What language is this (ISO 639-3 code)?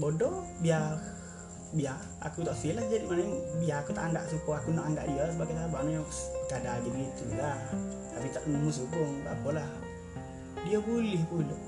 msa